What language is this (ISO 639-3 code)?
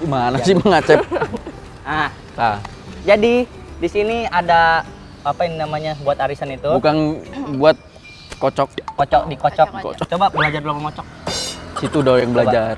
ind